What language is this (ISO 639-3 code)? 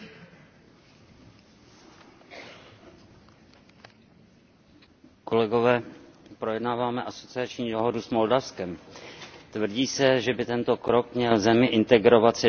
ces